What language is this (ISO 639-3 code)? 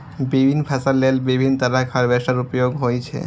mai